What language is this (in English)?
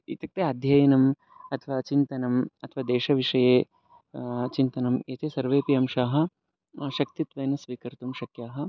Sanskrit